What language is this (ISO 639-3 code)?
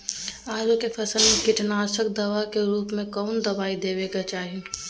mag